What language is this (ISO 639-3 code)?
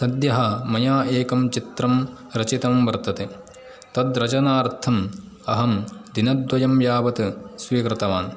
san